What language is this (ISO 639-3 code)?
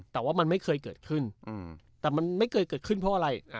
tha